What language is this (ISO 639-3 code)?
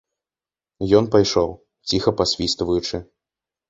bel